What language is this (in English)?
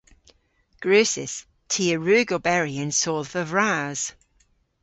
Cornish